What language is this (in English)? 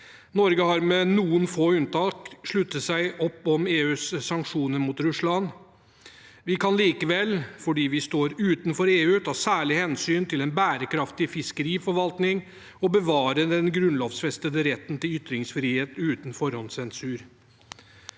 Norwegian